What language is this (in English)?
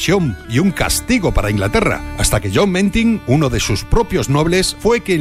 Spanish